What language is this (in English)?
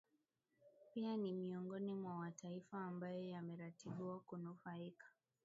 Swahili